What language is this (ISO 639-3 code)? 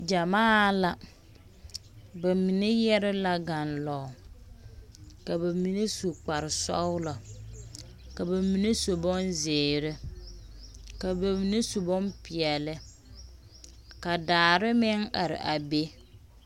dga